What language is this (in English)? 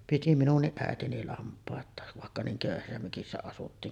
Finnish